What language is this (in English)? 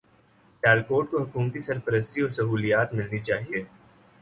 Urdu